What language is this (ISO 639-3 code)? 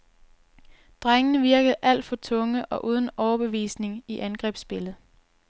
dan